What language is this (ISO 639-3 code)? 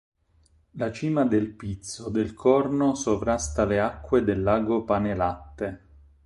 ita